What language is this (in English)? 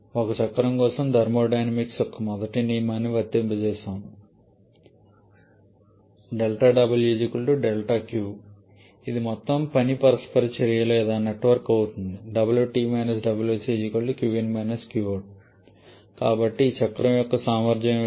Telugu